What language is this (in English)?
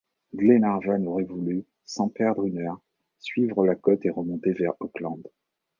French